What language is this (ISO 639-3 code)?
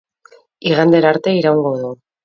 eus